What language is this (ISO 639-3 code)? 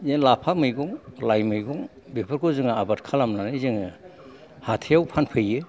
brx